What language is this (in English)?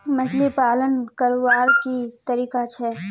Magahi